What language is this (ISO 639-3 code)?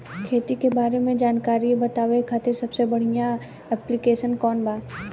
bho